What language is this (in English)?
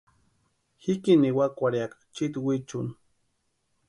Western Highland Purepecha